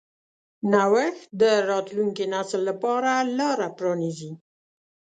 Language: Pashto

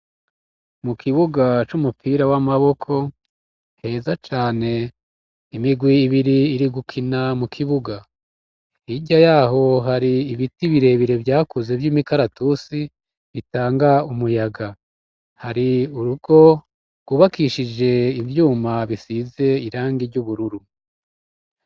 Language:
Rundi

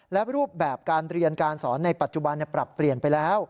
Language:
Thai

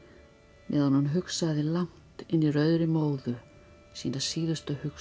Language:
Icelandic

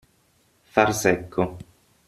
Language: Italian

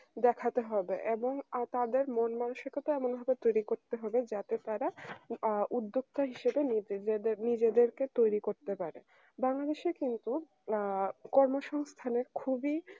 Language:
Bangla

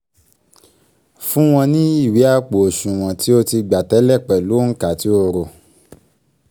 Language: Yoruba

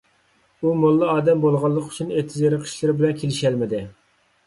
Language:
Uyghur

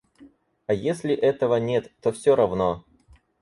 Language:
Russian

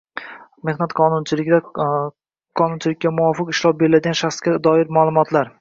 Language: Uzbek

